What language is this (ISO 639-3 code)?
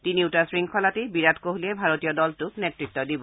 asm